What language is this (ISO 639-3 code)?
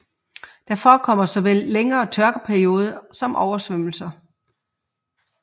dan